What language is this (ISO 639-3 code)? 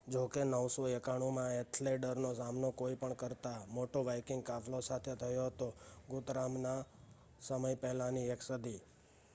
guj